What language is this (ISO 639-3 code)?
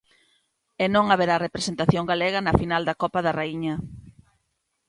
glg